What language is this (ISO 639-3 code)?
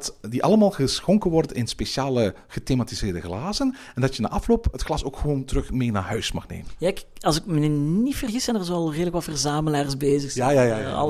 nld